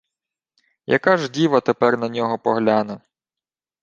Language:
Ukrainian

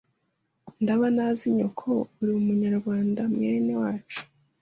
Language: Kinyarwanda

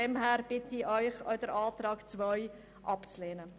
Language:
Swiss German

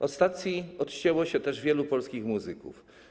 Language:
Polish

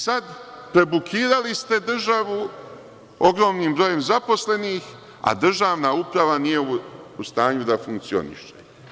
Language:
Serbian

